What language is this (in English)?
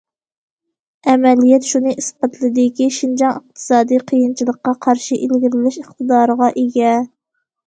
Uyghur